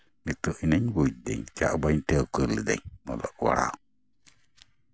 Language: Santali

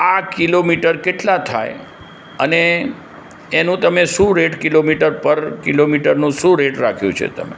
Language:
Gujarati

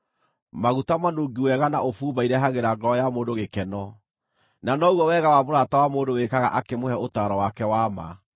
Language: Kikuyu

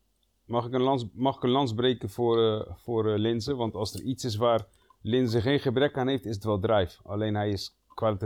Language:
Dutch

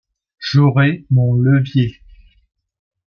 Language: French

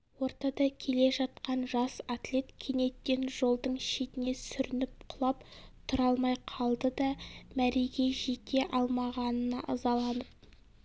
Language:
Kazakh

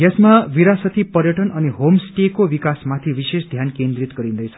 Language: Nepali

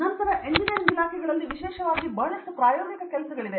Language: Kannada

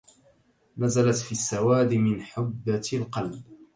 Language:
Arabic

